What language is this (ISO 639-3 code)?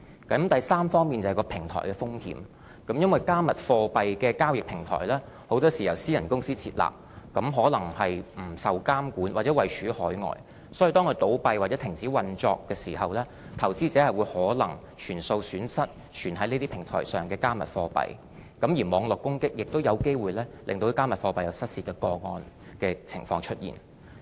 yue